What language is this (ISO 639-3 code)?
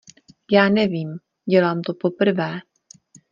ces